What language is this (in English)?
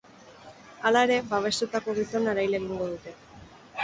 Basque